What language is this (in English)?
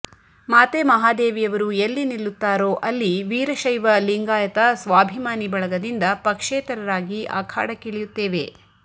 Kannada